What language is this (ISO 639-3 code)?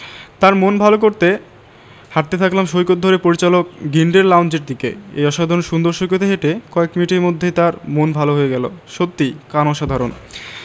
ben